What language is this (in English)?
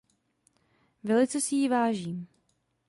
Czech